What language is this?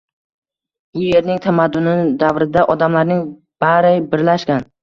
Uzbek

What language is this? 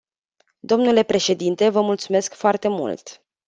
Romanian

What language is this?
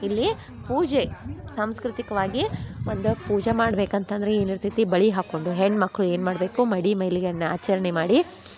Kannada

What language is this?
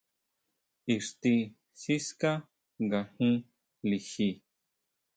Huautla Mazatec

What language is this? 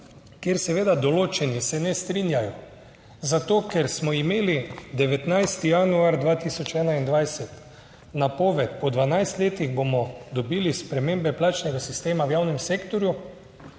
Slovenian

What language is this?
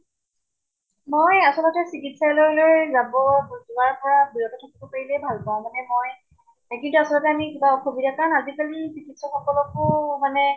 Assamese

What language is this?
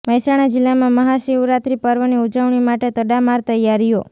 Gujarati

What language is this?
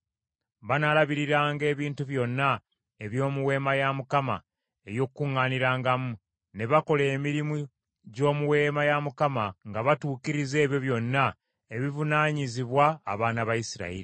Ganda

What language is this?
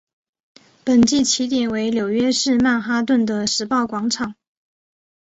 Chinese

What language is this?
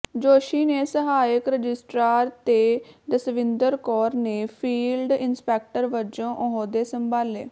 Punjabi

